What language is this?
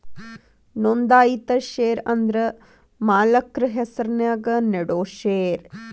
Kannada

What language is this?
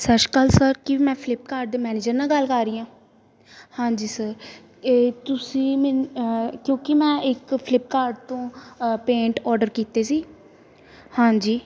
Punjabi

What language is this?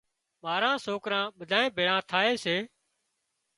Wadiyara Koli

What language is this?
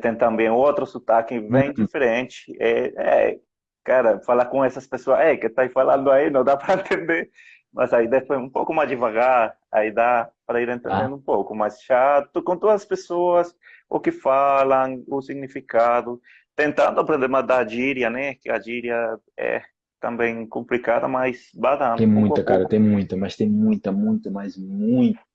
Portuguese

